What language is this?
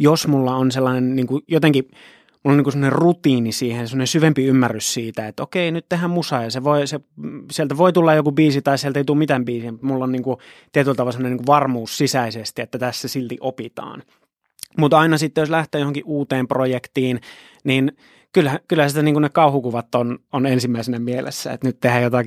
Finnish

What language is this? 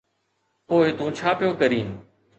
Sindhi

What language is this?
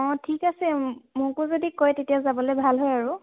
Assamese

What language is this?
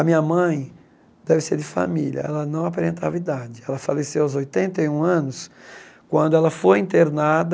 Portuguese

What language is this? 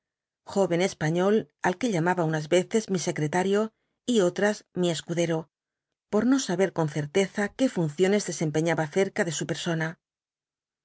Spanish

